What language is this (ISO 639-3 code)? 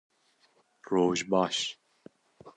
kur